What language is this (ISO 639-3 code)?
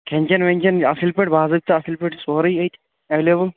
kas